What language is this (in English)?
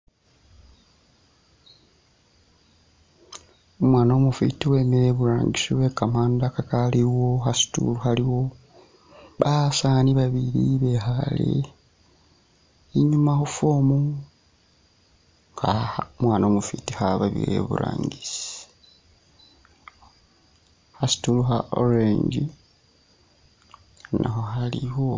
Masaaba